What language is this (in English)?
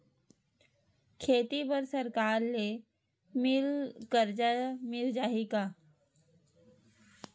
Chhattisgarhi